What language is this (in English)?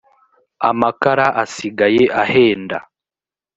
Kinyarwanda